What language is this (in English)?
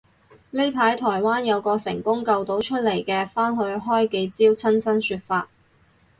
Cantonese